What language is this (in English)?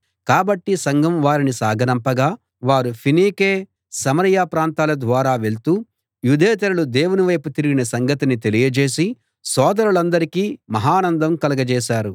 Telugu